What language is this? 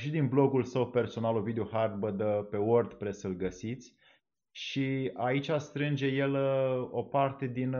Romanian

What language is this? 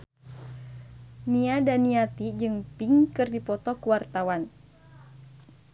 Sundanese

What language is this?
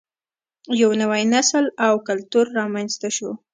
Pashto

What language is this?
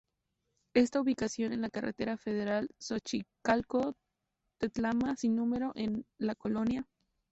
Spanish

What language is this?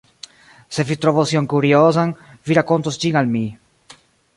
Esperanto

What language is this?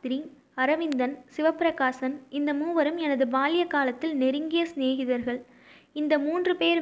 Tamil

